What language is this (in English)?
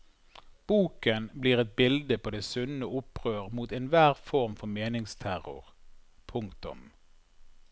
Norwegian